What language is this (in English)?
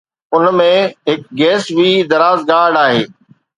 Sindhi